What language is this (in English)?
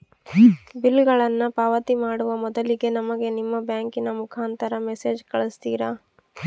Kannada